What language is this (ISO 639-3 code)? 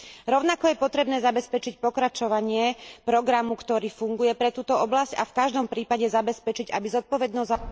slk